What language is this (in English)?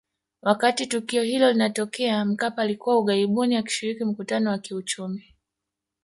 Swahili